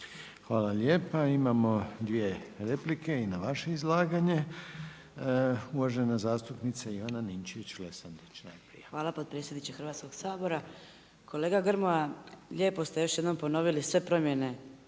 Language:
Croatian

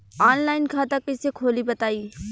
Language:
Bhojpuri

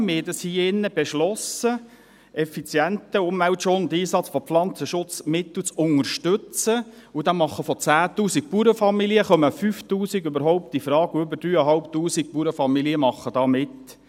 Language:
Swiss German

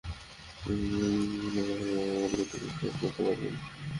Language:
Bangla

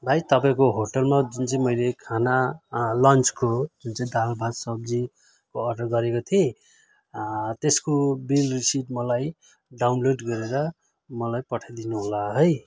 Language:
Nepali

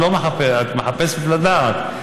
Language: Hebrew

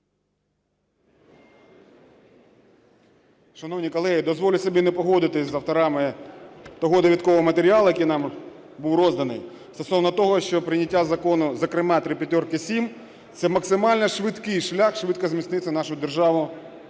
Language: Ukrainian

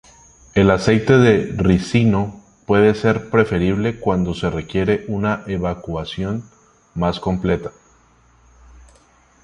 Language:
Spanish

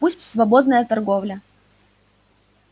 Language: Russian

